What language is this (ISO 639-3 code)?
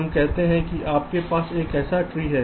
hin